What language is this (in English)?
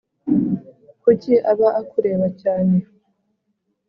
Kinyarwanda